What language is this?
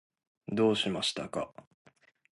Japanese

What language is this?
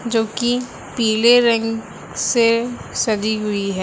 Hindi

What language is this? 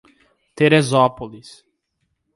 Portuguese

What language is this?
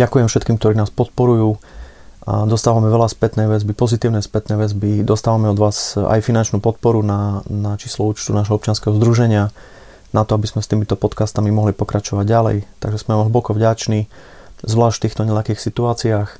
Slovak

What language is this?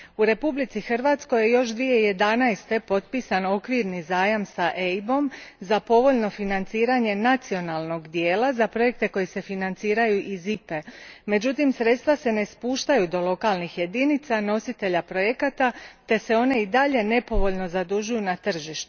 Croatian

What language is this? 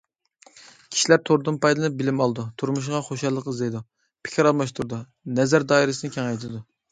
Uyghur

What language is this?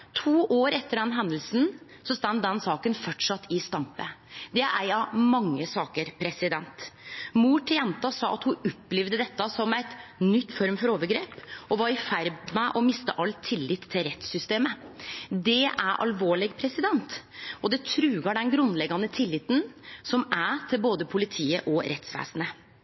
Norwegian Nynorsk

